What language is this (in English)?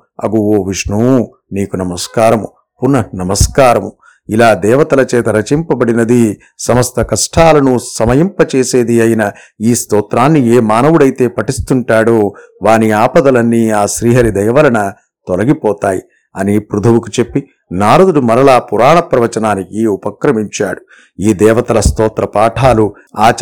Telugu